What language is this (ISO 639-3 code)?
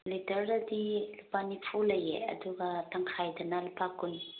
mni